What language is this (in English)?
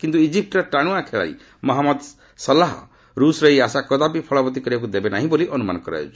Odia